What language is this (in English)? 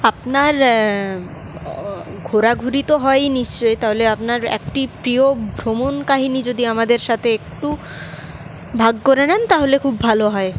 Bangla